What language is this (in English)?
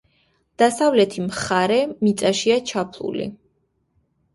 Georgian